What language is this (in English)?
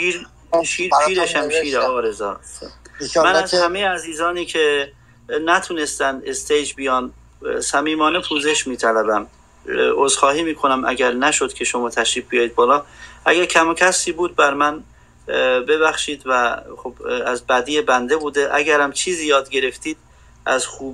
Persian